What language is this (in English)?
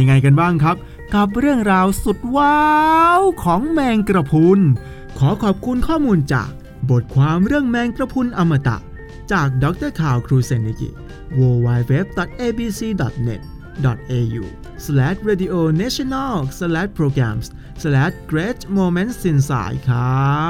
Thai